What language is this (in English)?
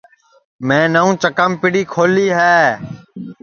Sansi